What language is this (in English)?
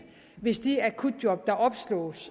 Danish